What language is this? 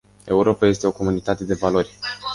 Romanian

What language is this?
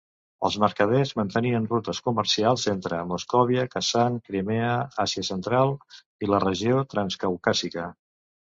Catalan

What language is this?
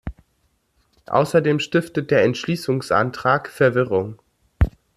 German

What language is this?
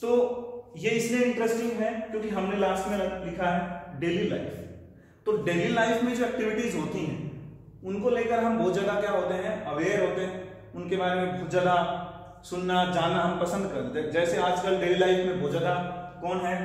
Hindi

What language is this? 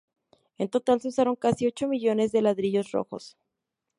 Spanish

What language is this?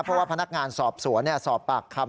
Thai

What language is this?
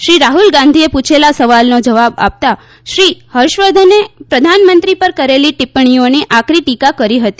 Gujarati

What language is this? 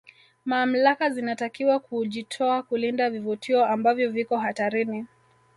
Swahili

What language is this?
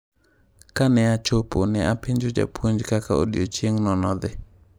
Luo (Kenya and Tanzania)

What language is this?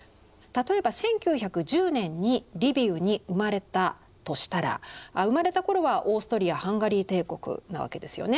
Japanese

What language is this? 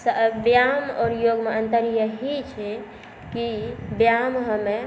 Maithili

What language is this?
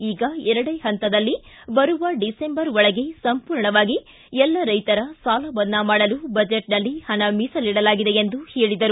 Kannada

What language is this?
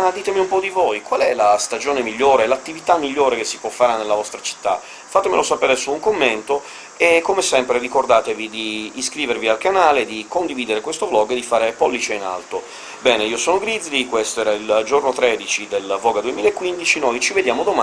Italian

